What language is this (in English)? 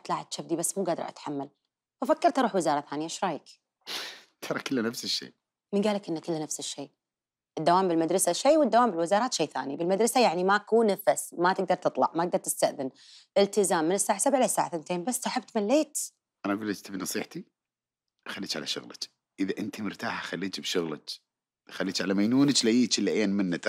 Arabic